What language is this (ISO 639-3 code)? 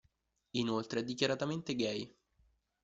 ita